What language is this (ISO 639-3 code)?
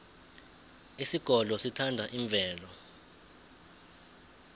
nbl